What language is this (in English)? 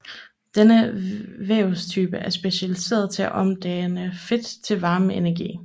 Danish